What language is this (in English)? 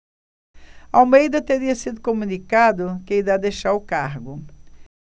Portuguese